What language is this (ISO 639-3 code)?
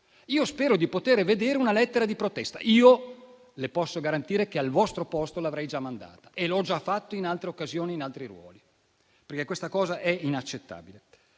ita